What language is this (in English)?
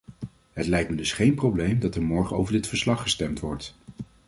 Dutch